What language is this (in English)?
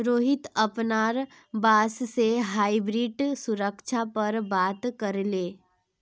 Magahi